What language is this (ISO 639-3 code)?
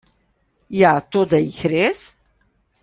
slv